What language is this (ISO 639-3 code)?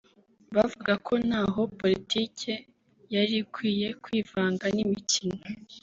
kin